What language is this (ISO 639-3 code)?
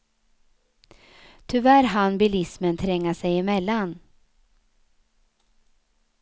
swe